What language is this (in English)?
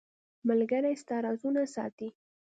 Pashto